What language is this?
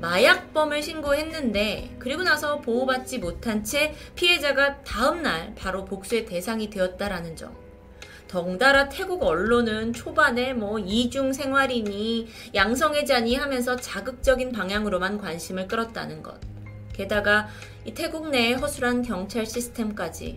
Korean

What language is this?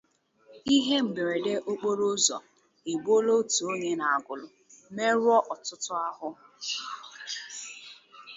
Igbo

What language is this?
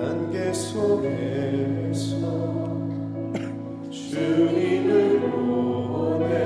Korean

